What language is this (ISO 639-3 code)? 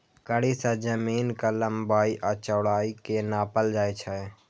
mai